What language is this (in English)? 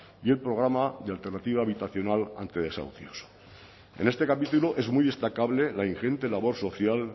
Spanish